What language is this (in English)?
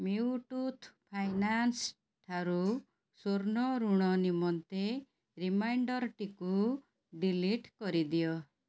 Odia